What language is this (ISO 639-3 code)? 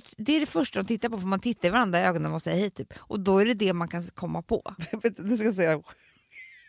swe